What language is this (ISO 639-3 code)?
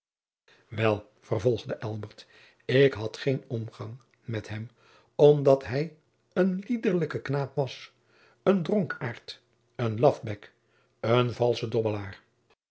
nld